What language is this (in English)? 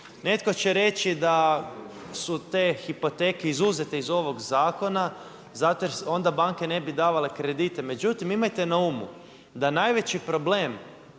Croatian